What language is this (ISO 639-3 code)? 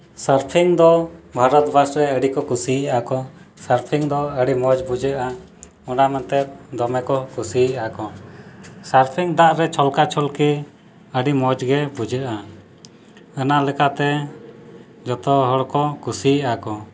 sat